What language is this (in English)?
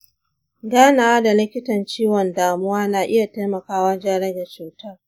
Hausa